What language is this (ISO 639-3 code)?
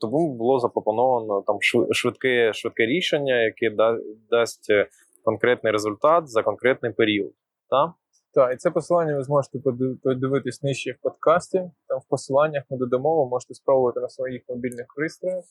ukr